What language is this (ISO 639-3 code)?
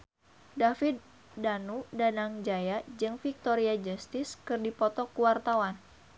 sun